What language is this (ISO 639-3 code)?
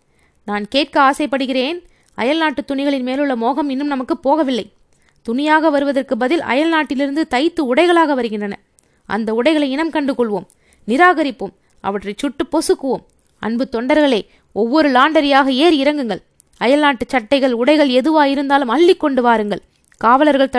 tam